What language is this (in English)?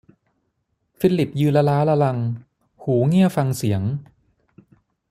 Thai